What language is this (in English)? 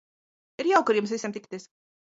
Latvian